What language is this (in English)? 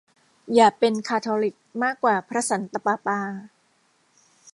Thai